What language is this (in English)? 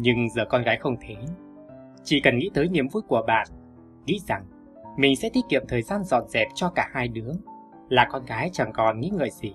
Vietnamese